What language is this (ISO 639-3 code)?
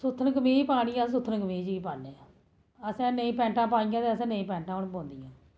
doi